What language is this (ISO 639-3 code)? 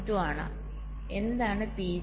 mal